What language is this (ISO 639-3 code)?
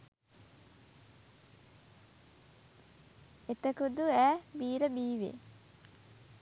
sin